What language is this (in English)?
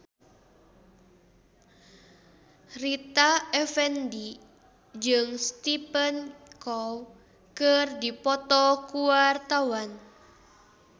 Sundanese